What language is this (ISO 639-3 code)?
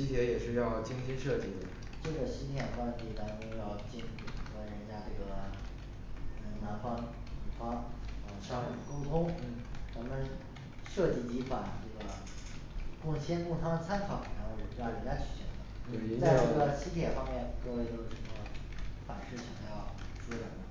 zho